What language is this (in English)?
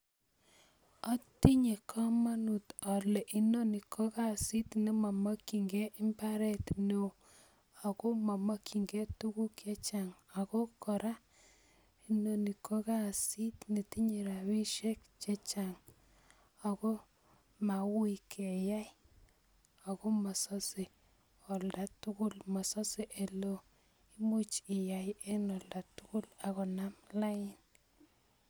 Kalenjin